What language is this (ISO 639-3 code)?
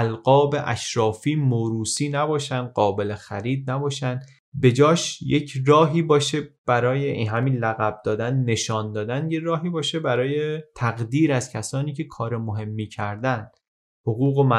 fas